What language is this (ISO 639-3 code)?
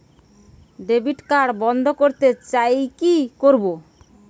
ben